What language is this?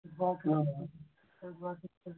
Kashmiri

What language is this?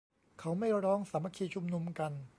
Thai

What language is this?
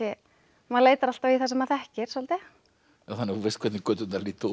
Icelandic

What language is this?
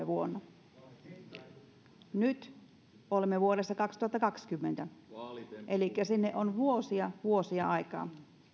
Finnish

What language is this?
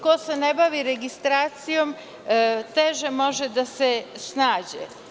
Serbian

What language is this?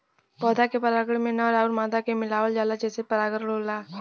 Bhojpuri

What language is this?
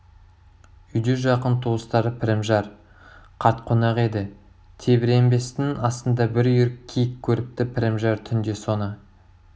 Kazakh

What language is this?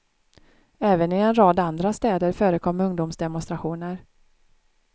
Swedish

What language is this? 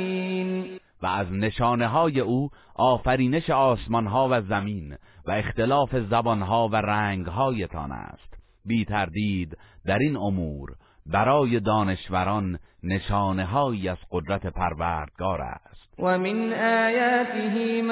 Persian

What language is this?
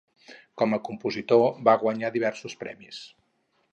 Catalan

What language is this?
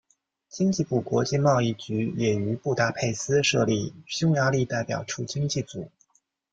Chinese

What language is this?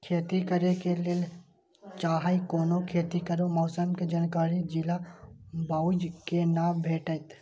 Maithili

